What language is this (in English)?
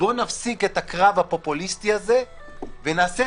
Hebrew